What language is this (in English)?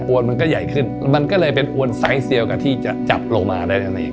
Thai